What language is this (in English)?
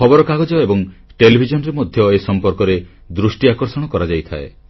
Odia